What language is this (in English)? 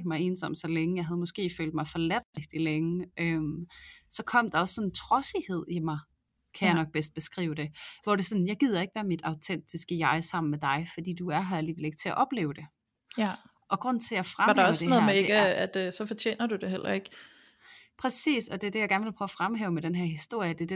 Danish